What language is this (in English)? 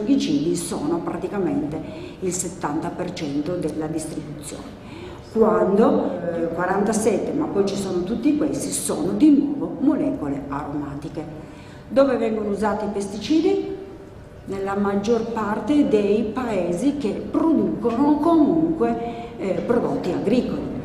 Italian